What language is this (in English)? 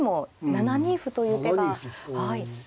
Japanese